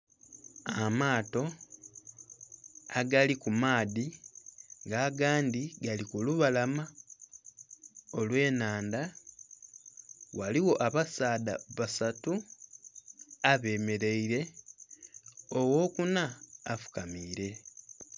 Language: Soga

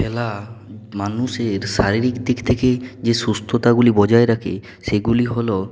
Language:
Bangla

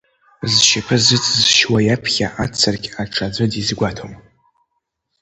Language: Abkhazian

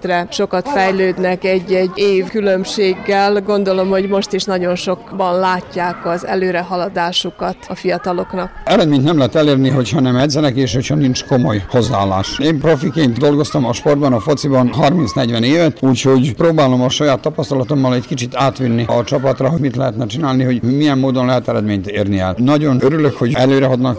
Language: Hungarian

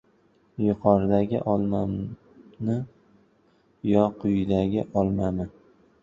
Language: Uzbek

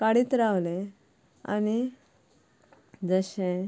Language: Konkani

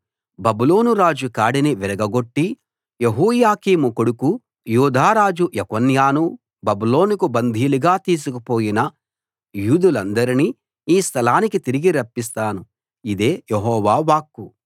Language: Telugu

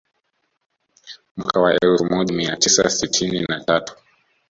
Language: Swahili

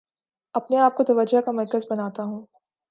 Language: Urdu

